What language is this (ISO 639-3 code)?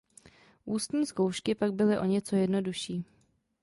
ces